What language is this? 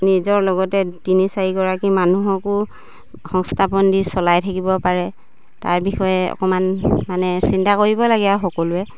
Assamese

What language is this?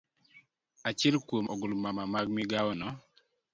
Luo (Kenya and Tanzania)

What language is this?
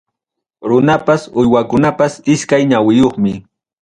Ayacucho Quechua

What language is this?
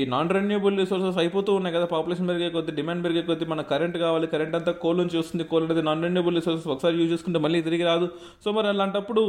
Telugu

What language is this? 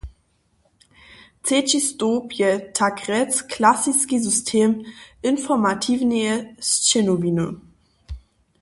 Upper Sorbian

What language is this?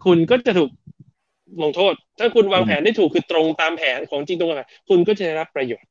Thai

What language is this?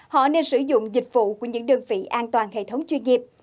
Vietnamese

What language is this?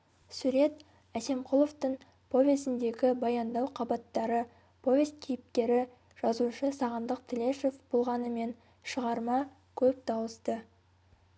Kazakh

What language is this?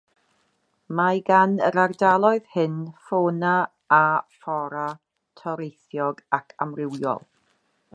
Welsh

